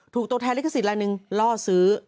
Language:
Thai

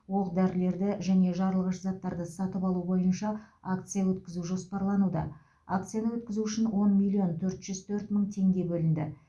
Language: Kazakh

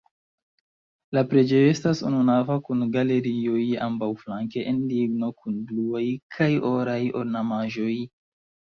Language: Esperanto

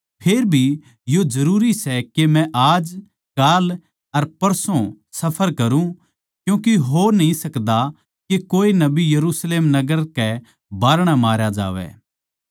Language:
Haryanvi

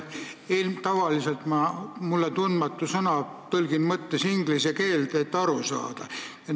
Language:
Estonian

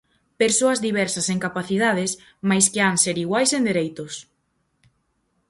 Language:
Galician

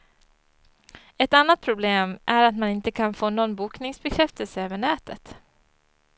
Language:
Swedish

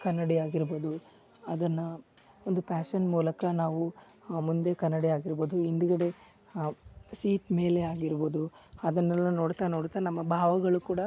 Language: Kannada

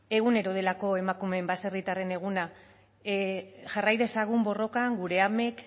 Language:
Basque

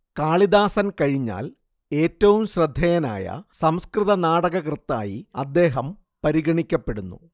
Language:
Malayalam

